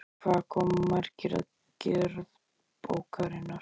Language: Icelandic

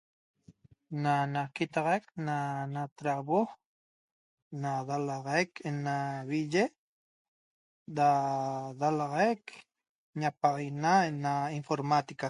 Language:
Toba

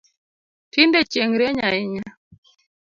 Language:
Luo (Kenya and Tanzania)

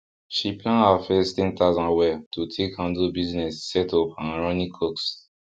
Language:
Nigerian Pidgin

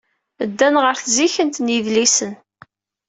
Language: Kabyle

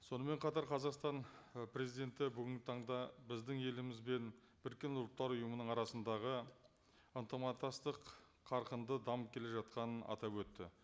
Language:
Kazakh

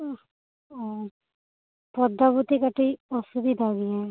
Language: Santali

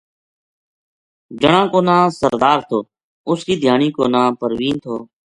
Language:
Gujari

